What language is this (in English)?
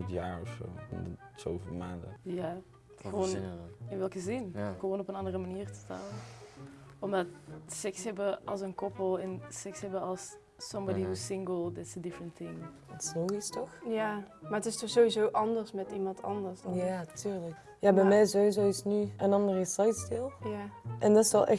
Dutch